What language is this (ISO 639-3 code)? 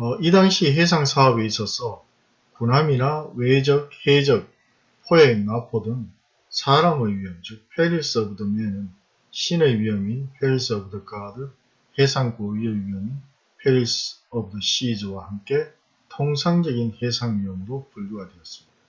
kor